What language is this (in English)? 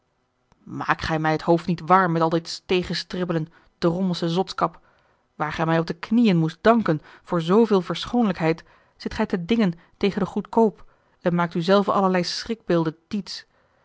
Dutch